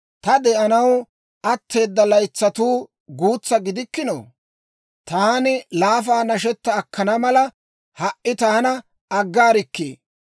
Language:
Dawro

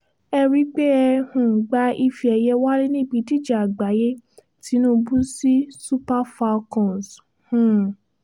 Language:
Yoruba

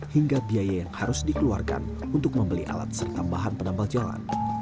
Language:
Indonesian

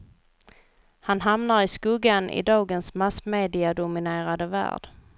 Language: Swedish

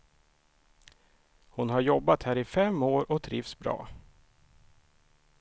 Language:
Swedish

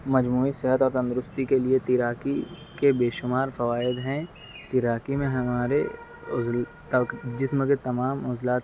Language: Urdu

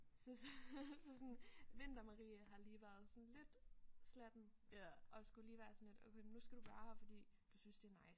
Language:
Danish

